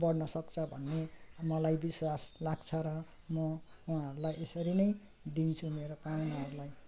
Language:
Nepali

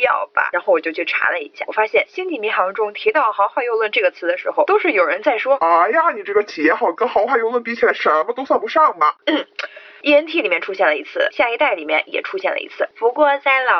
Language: Chinese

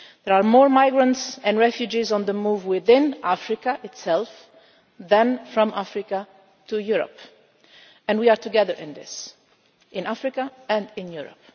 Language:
English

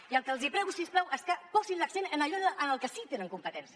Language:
Catalan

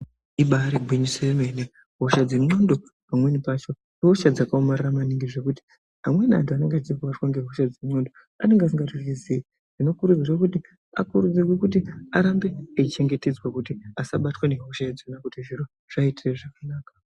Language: Ndau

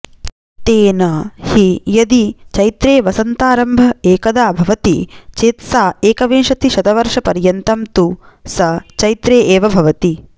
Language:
Sanskrit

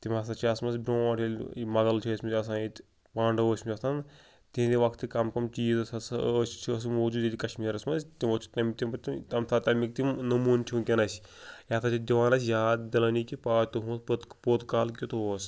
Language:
Kashmiri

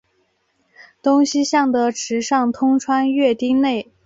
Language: Chinese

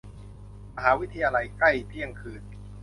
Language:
Thai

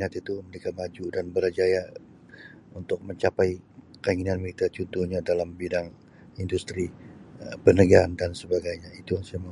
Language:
Sabah Malay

